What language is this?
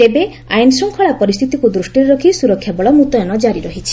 Odia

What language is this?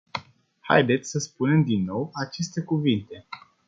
Romanian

